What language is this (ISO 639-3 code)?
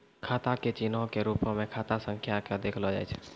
mai